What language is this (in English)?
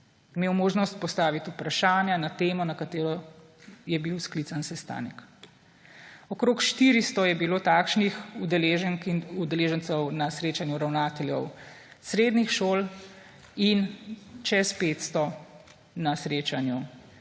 Slovenian